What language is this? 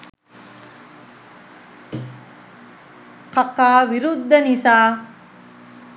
Sinhala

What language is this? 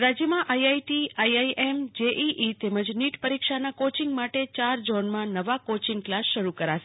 Gujarati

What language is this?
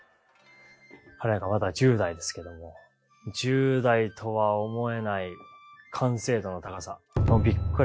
Japanese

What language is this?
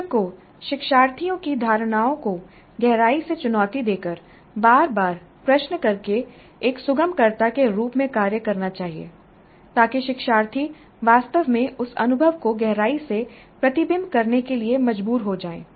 Hindi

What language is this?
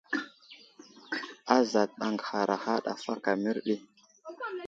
Wuzlam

